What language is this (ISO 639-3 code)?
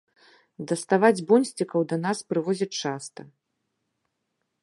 bel